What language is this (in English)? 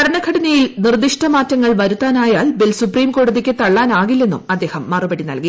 Malayalam